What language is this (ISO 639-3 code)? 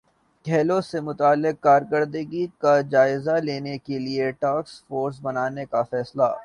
urd